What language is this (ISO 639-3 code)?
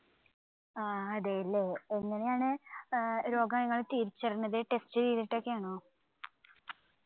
mal